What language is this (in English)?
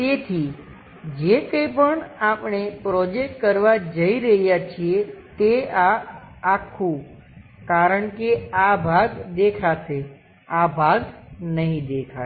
Gujarati